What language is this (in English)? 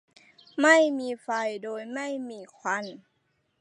Thai